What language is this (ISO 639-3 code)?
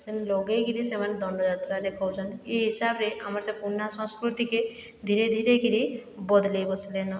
ori